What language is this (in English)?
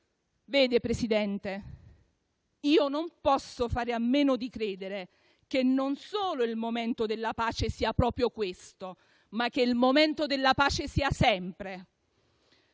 Italian